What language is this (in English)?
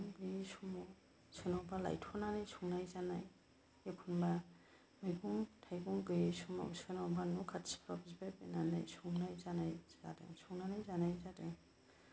Bodo